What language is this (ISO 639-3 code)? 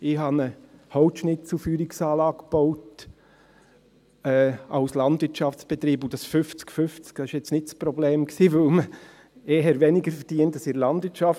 gsw